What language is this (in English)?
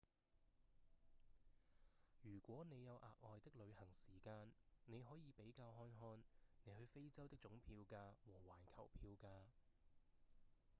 Cantonese